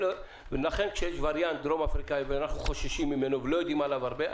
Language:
Hebrew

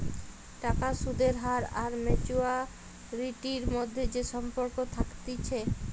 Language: Bangla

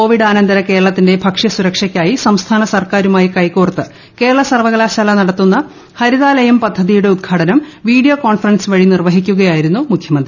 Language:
Malayalam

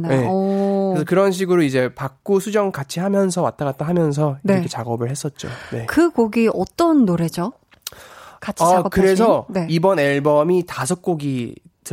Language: Korean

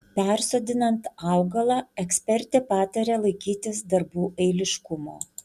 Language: Lithuanian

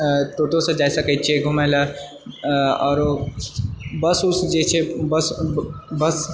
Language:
Maithili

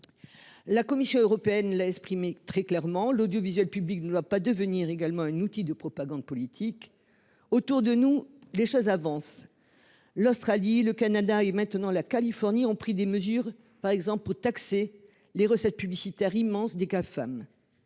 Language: French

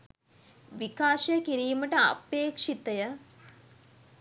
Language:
Sinhala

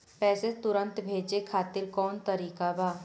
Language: Bhojpuri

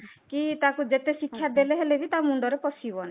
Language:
Odia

